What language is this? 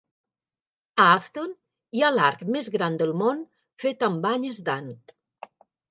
Catalan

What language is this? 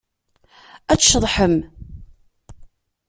Kabyle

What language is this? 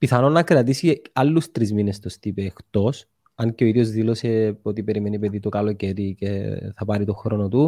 Greek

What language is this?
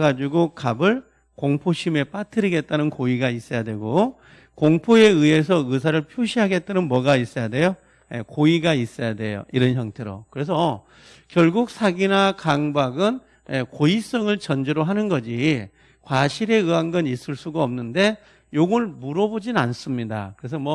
Korean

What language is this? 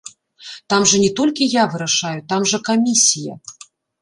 Belarusian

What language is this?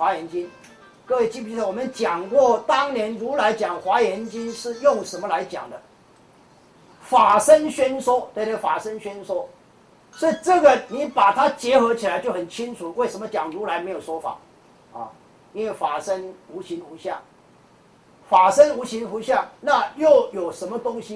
Chinese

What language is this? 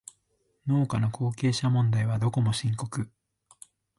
Japanese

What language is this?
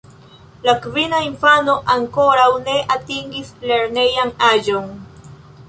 Esperanto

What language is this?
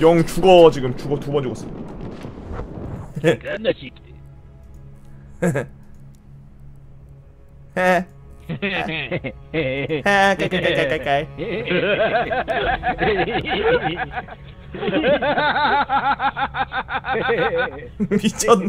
Korean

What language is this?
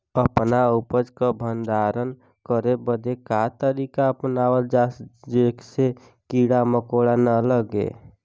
Bhojpuri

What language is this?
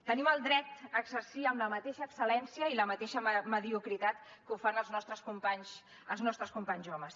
Catalan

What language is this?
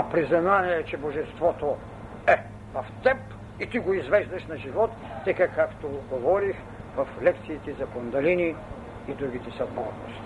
Bulgarian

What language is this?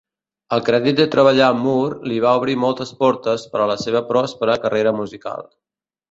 Catalan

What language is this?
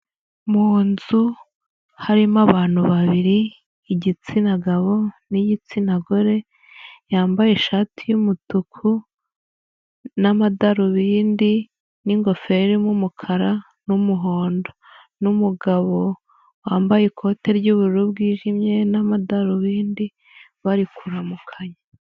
Kinyarwanda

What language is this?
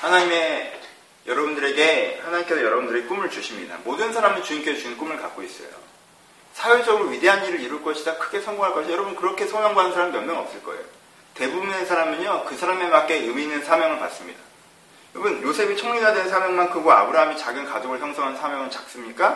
Korean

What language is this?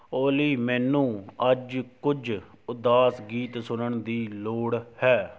Punjabi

